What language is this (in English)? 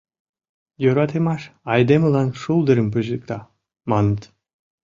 Mari